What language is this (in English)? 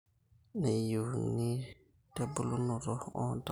Masai